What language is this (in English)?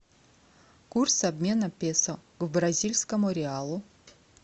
Russian